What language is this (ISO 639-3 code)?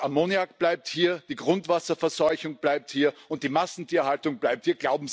deu